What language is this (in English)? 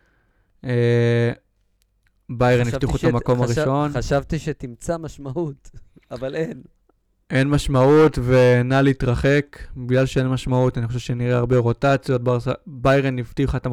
Hebrew